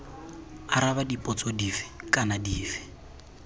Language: Tswana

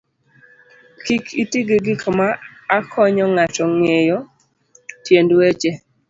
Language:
Luo (Kenya and Tanzania)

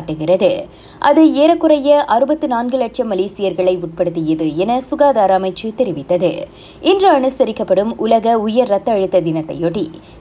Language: Tamil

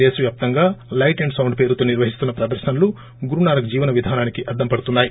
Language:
Telugu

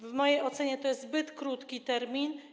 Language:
Polish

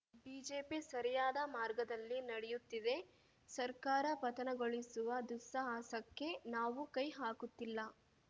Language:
Kannada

